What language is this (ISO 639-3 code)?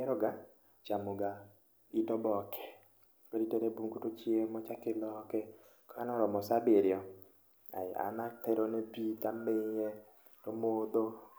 luo